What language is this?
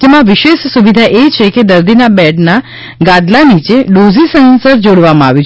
Gujarati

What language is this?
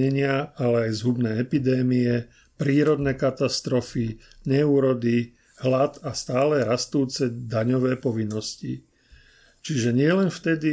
Slovak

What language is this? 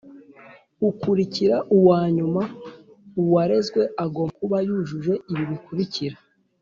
Kinyarwanda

